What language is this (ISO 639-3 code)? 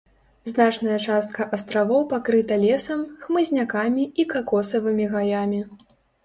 bel